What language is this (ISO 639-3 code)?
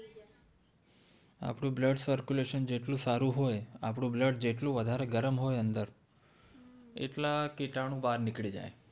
guj